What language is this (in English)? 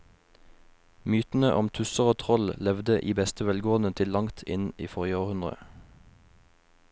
Norwegian